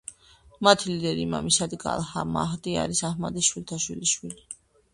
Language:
Georgian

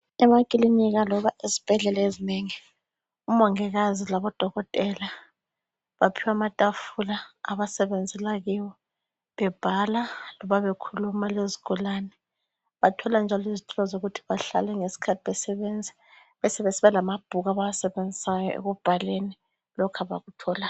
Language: North Ndebele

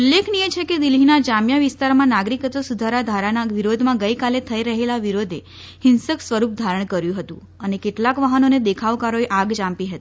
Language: Gujarati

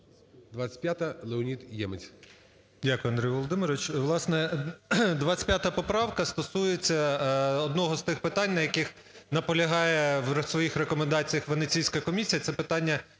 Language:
Ukrainian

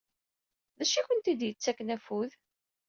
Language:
Kabyle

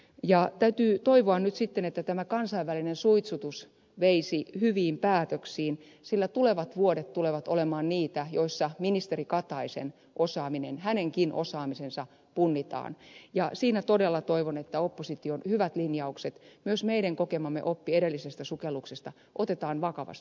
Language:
Finnish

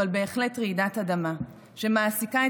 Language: Hebrew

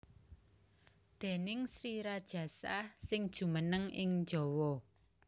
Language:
Javanese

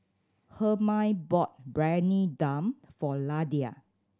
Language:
English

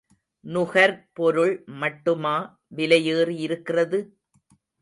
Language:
Tamil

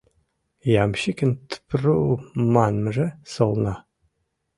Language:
Mari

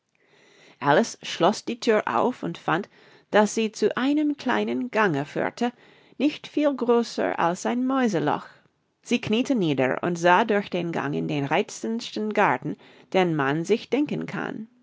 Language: German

